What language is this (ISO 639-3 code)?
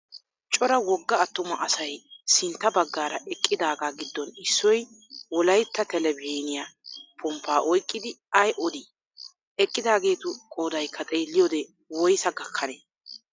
wal